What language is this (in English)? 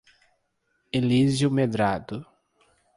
Portuguese